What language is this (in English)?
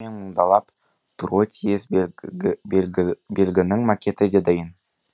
Kazakh